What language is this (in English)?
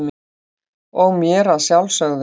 Icelandic